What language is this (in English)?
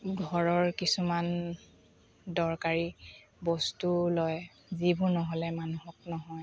Assamese